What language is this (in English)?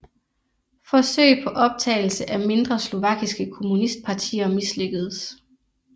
Danish